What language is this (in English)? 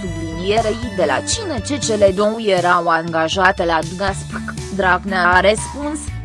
Romanian